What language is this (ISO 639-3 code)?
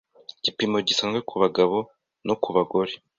kin